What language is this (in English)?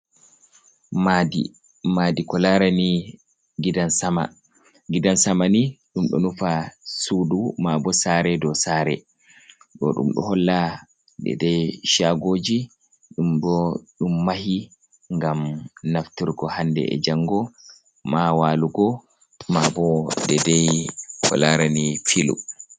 Fula